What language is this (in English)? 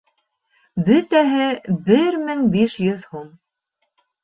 Bashkir